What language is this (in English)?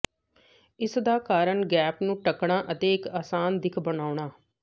Punjabi